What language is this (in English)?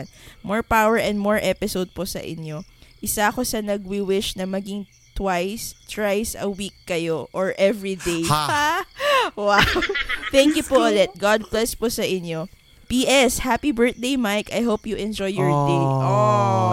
Filipino